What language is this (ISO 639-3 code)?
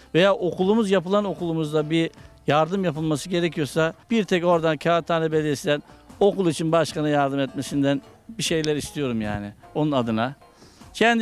tur